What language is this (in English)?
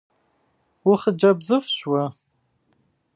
Kabardian